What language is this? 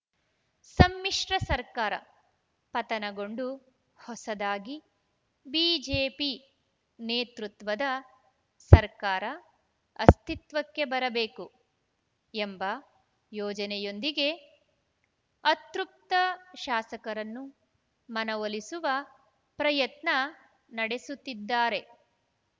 Kannada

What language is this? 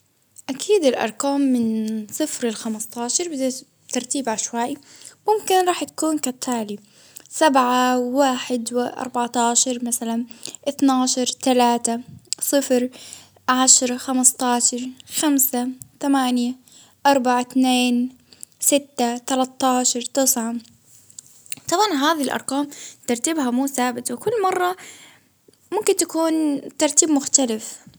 Baharna Arabic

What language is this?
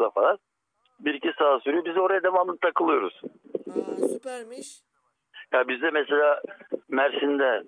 Turkish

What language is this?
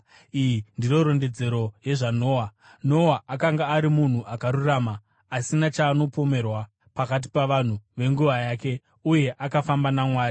Shona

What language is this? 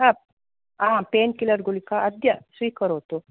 Sanskrit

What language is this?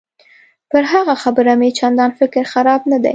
Pashto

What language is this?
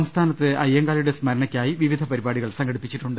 Malayalam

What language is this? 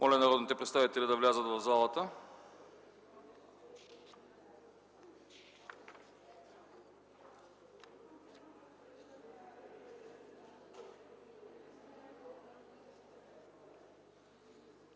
Bulgarian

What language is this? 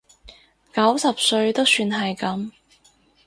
Cantonese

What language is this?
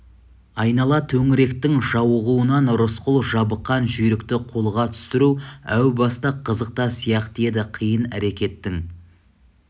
Kazakh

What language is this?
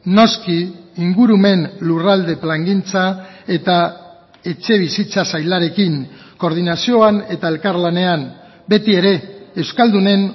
Basque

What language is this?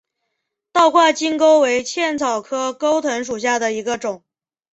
Chinese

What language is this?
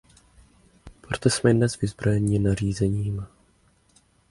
Czech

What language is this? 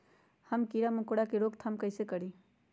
Magahi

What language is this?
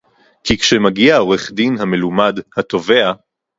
Hebrew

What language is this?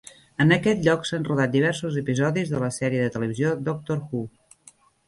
Catalan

